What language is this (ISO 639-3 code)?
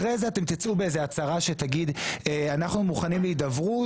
heb